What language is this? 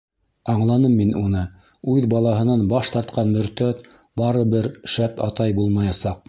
Bashkir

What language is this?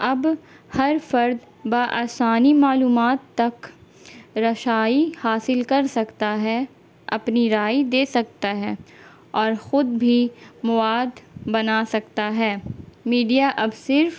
Urdu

